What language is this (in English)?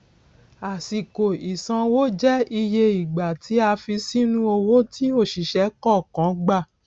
Yoruba